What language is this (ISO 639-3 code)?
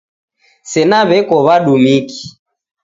dav